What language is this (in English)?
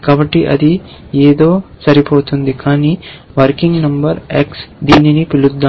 Telugu